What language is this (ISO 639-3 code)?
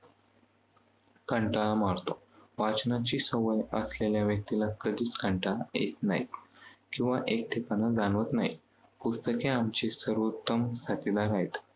mar